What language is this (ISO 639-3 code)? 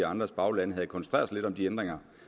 dan